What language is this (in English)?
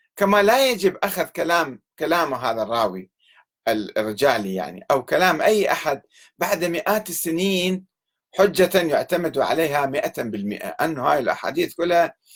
Arabic